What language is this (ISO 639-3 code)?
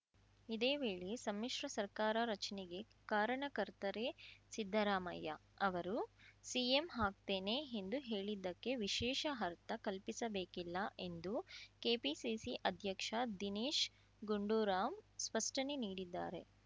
kan